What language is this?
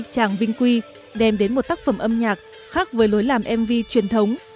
Vietnamese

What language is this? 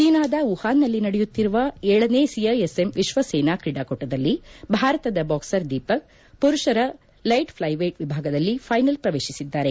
Kannada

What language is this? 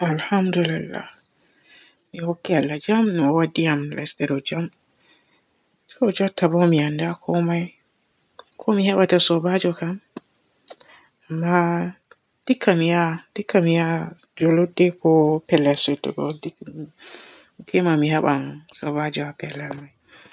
Borgu Fulfulde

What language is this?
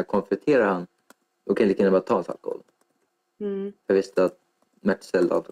Swedish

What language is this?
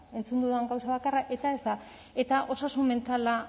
Basque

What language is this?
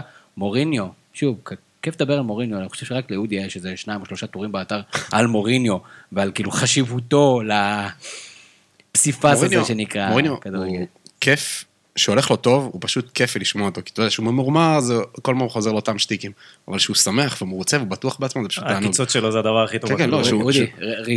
Hebrew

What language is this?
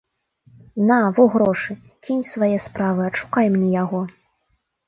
Belarusian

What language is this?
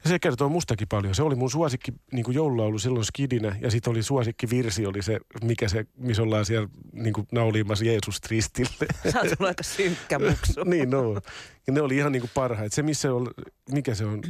Finnish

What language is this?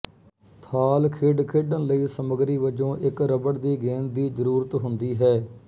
Punjabi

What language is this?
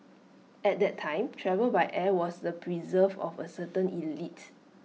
English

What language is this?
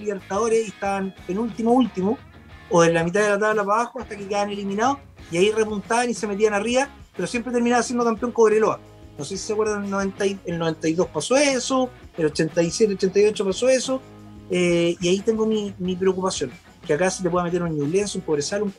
Spanish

